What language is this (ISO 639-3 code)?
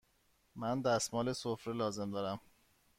fas